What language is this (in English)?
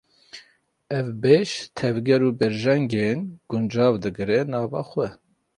Kurdish